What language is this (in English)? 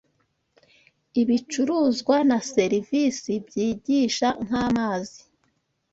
Kinyarwanda